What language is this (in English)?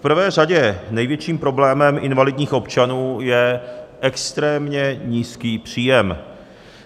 Czech